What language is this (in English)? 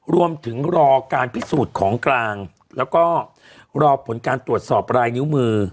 Thai